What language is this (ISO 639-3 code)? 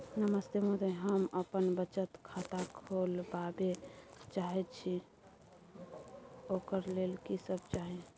mai